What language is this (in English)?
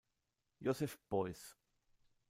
German